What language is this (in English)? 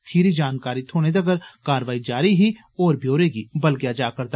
Dogri